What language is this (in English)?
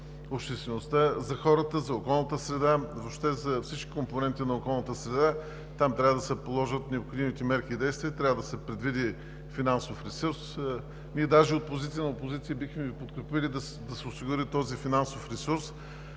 Bulgarian